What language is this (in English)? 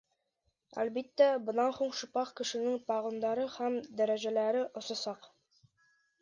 Bashkir